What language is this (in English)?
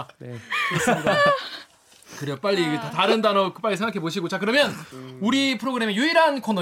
Korean